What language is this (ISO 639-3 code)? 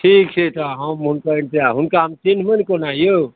mai